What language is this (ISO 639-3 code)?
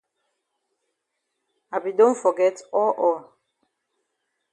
wes